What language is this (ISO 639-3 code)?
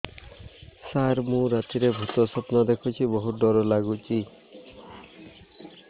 ori